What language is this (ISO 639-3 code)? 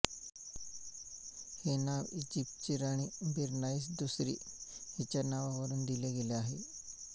mar